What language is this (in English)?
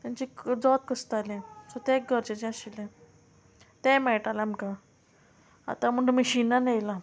Konkani